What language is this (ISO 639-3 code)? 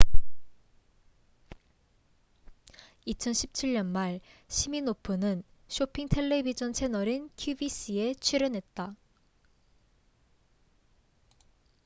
kor